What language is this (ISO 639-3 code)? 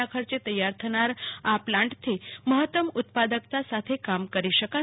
guj